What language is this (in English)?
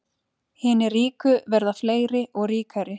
Icelandic